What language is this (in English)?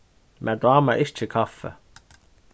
Faroese